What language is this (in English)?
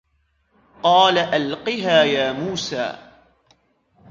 Arabic